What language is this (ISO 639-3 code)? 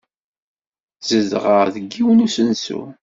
kab